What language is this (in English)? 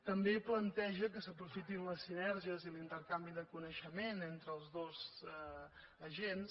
Catalan